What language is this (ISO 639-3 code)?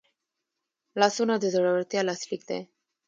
pus